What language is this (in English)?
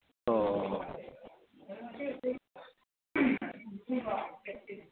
Manipuri